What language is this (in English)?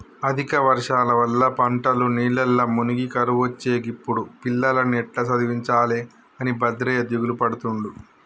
Telugu